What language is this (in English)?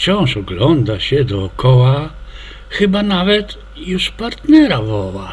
Polish